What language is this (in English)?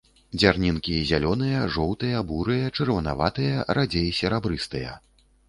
Belarusian